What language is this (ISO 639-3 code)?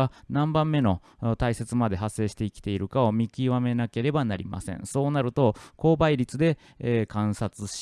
jpn